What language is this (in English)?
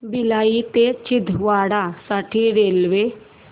Marathi